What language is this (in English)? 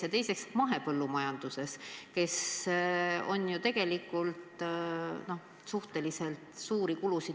Estonian